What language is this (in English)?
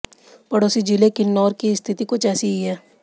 Hindi